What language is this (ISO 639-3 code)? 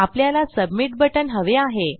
mar